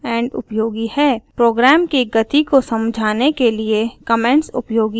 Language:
Hindi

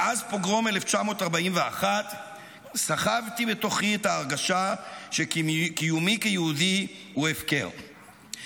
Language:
Hebrew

